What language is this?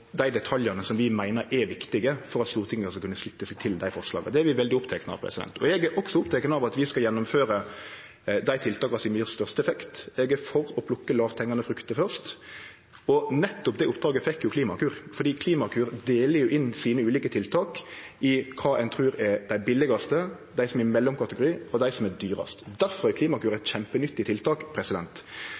Norwegian Nynorsk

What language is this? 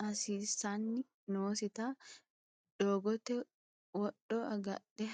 Sidamo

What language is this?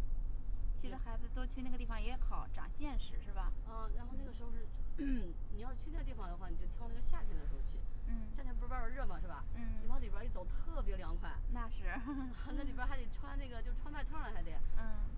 Chinese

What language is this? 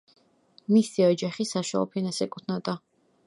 Georgian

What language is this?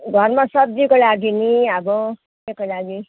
Nepali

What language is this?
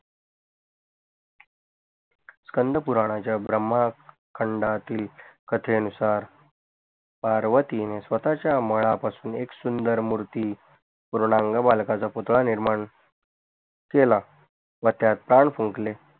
Marathi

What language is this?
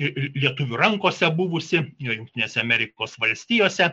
Lithuanian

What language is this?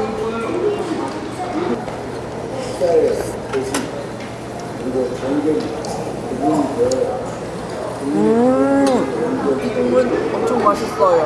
Korean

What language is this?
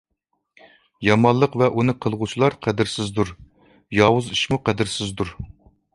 Uyghur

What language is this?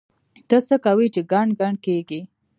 Pashto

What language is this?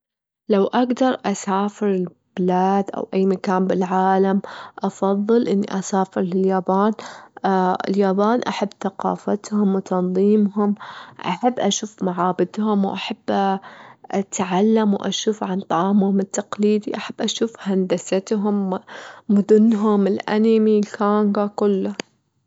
Gulf Arabic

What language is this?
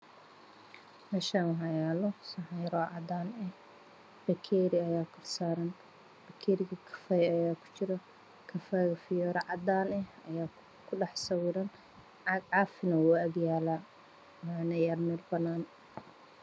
Somali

